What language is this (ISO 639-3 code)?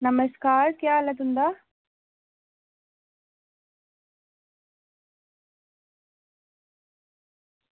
doi